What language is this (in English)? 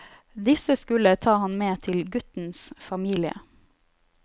Norwegian